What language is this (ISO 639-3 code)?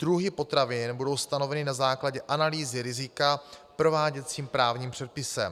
ces